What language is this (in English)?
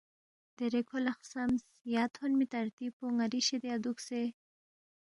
Balti